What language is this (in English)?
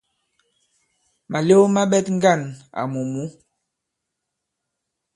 Bankon